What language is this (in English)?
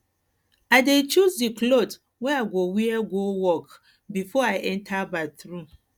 Nigerian Pidgin